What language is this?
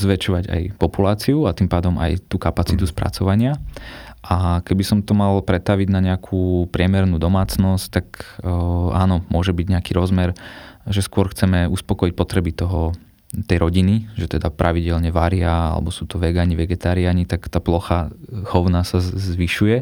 Slovak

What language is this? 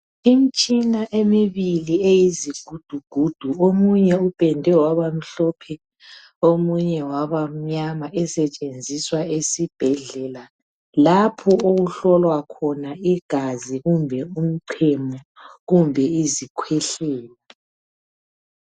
North Ndebele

